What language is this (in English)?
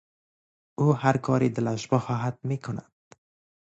Persian